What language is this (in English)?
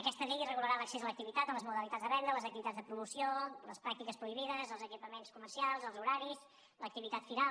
Catalan